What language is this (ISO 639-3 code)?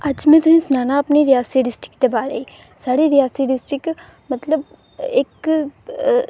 doi